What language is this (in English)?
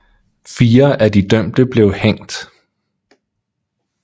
Danish